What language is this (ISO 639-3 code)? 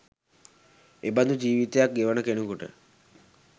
sin